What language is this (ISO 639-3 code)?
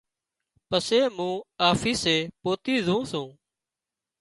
kxp